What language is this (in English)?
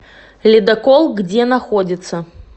Russian